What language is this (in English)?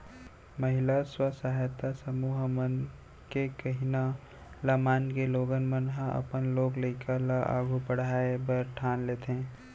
Chhattisgarhi